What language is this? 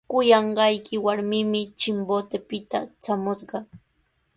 Sihuas Ancash Quechua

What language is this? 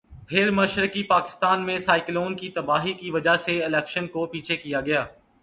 Urdu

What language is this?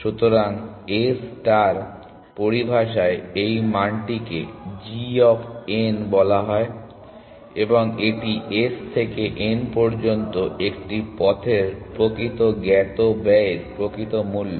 Bangla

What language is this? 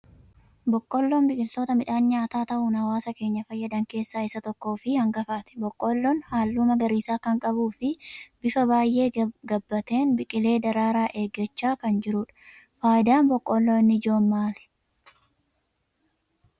Oromo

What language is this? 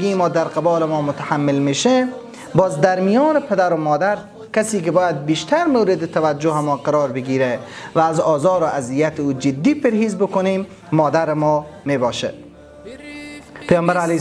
Persian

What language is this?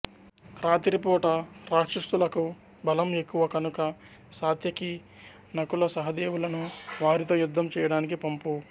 Telugu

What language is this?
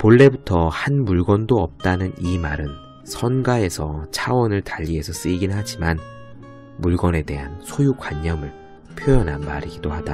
Korean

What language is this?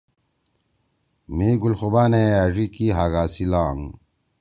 Torwali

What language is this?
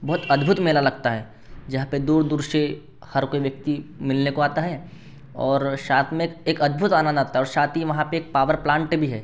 Hindi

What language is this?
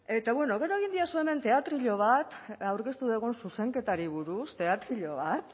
Basque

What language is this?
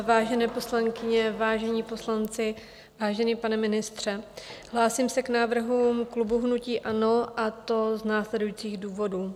Czech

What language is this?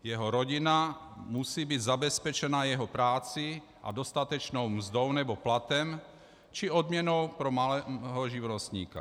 Czech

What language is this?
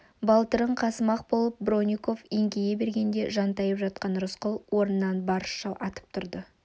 Kazakh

